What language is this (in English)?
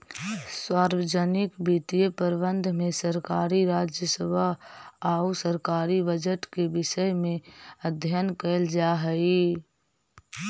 Magahi